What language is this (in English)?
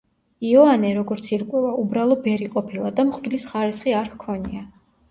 Georgian